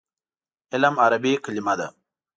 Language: Pashto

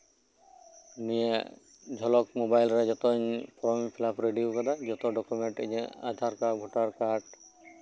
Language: Santali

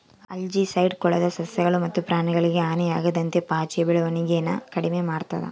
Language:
Kannada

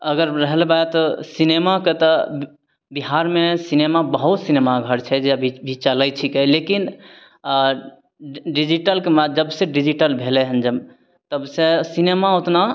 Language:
Maithili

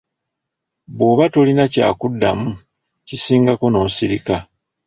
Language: Ganda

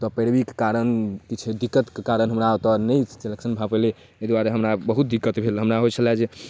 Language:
Maithili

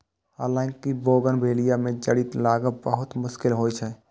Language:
Maithili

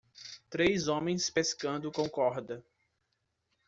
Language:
Portuguese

